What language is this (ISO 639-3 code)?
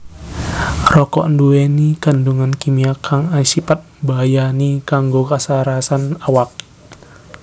jav